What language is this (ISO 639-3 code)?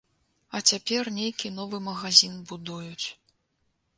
bel